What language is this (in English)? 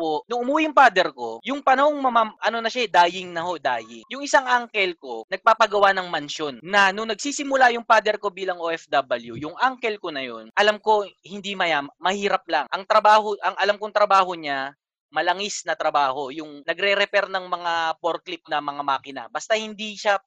Filipino